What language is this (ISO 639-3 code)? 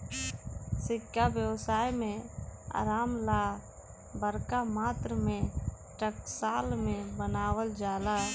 bho